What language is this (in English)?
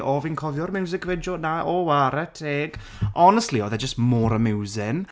Welsh